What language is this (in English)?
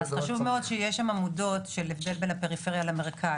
Hebrew